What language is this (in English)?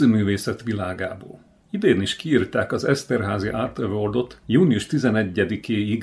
Hungarian